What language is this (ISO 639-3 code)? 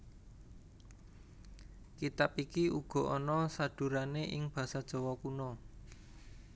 jav